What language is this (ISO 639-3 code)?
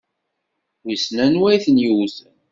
kab